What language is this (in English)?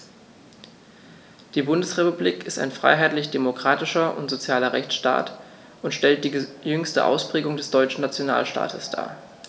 German